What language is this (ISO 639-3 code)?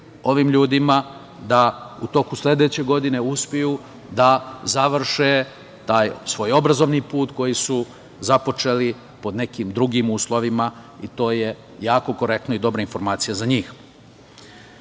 srp